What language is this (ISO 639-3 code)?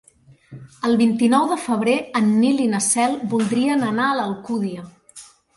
cat